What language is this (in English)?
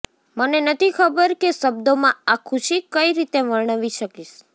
Gujarati